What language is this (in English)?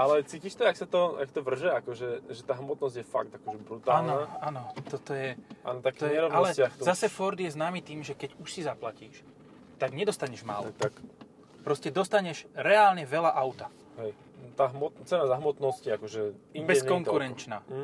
Slovak